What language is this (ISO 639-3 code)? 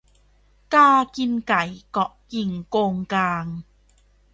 tha